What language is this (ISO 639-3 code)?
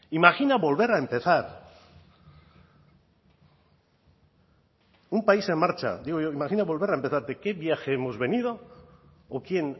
spa